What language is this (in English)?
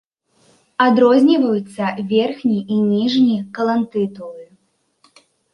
Belarusian